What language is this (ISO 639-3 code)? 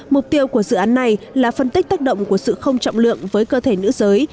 vie